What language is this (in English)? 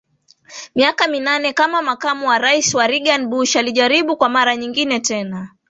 Swahili